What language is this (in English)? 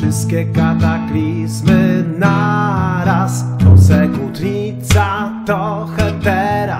Polish